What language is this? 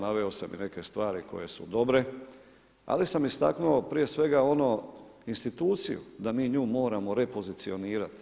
Croatian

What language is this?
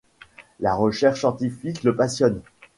French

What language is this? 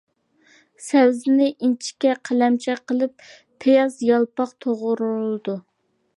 Uyghur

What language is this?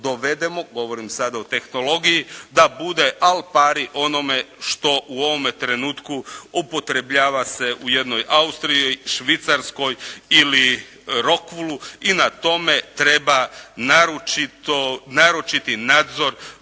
Croatian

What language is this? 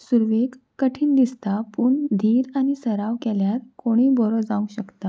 Konkani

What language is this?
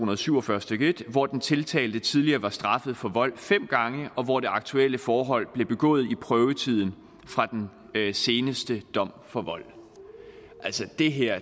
Danish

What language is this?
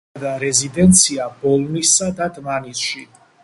Georgian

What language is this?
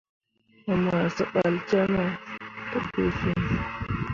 Mundang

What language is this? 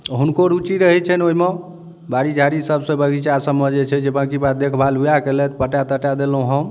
Maithili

